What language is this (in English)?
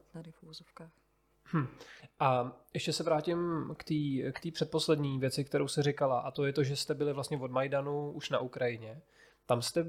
Czech